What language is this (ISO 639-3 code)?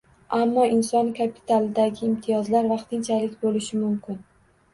uzb